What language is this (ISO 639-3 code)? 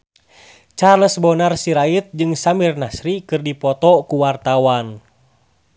sun